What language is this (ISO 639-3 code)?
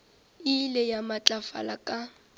nso